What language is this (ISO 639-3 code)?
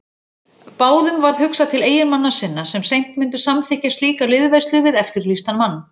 isl